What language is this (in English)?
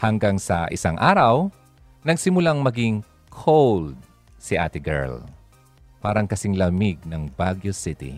Filipino